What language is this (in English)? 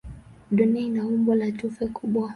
Swahili